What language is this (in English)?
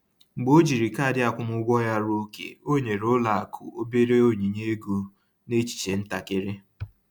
Igbo